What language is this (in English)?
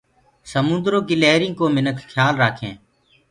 Gurgula